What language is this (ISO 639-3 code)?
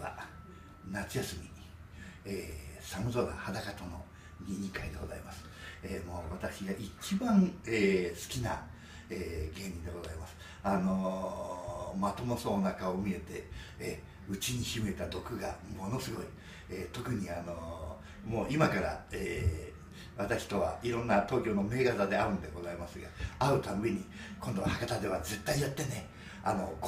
jpn